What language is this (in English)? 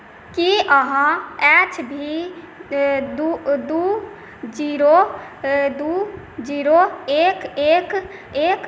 Maithili